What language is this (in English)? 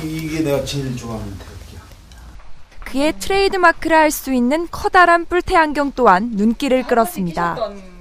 Korean